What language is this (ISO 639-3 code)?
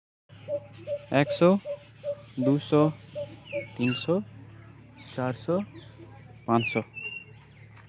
sat